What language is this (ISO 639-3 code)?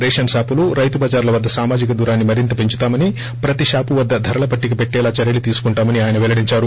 tel